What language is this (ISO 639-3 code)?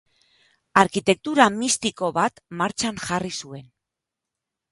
eus